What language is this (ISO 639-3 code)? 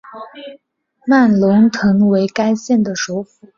zho